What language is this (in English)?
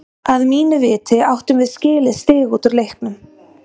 Icelandic